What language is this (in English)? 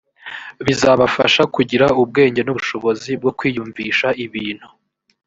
Kinyarwanda